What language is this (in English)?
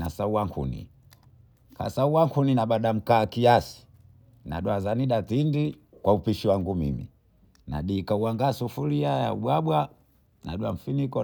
Bondei